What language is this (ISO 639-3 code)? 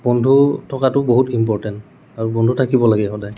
asm